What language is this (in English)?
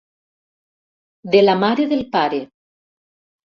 Catalan